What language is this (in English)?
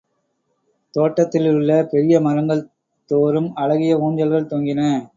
Tamil